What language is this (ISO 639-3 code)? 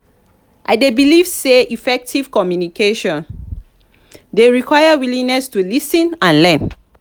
pcm